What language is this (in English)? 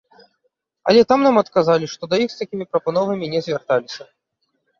Belarusian